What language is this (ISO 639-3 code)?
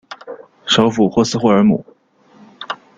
zho